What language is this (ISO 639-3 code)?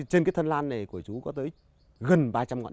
vie